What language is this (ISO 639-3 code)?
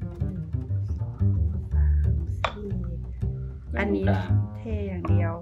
tha